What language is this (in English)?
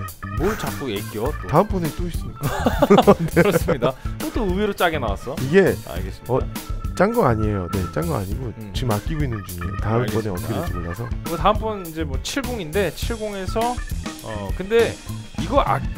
Korean